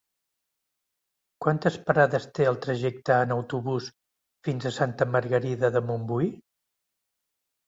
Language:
Catalan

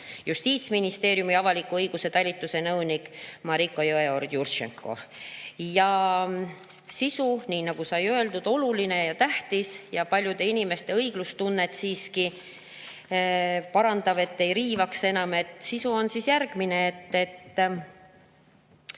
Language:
Estonian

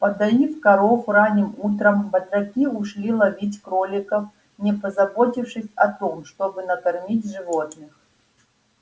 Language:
Russian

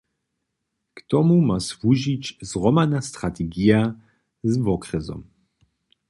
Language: Upper Sorbian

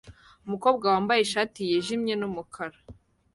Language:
Kinyarwanda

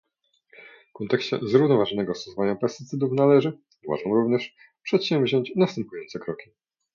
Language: Polish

